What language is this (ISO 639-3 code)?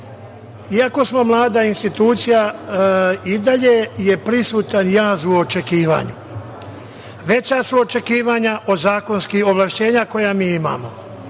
srp